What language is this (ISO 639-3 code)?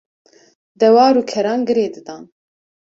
kur